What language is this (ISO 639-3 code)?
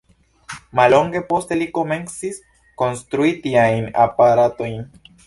epo